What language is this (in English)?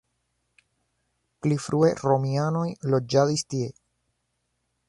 Esperanto